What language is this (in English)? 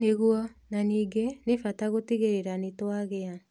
Kikuyu